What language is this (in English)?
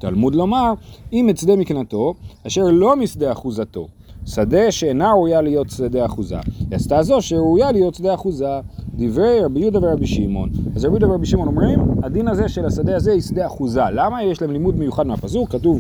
Hebrew